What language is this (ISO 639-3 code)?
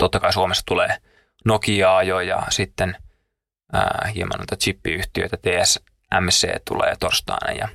fin